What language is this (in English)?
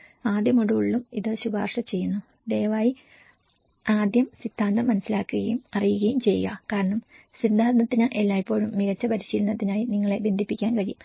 Malayalam